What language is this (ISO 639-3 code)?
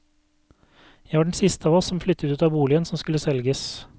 nor